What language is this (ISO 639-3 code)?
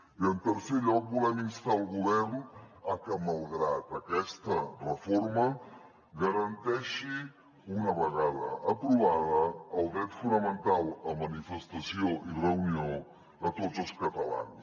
cat